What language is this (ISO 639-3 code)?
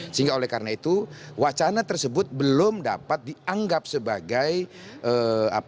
ind